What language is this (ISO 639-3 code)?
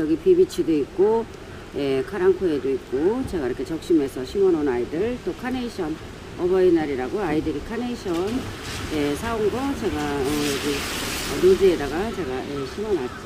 kor